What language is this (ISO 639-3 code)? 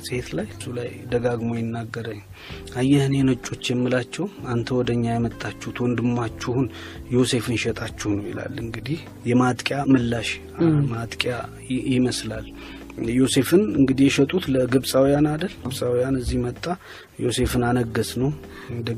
amh